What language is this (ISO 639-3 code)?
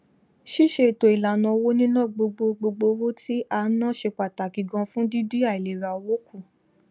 yor